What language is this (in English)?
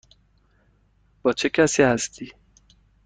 Persian